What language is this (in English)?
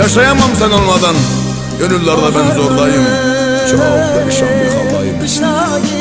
Turkish